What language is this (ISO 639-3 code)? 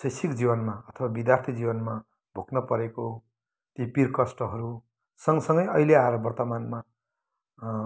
nep